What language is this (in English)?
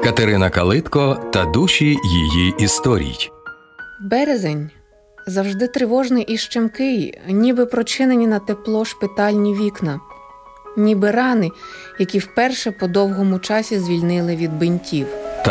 Ukrainian